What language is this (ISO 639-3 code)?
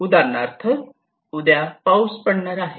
mar